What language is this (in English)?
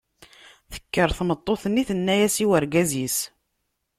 Kabyle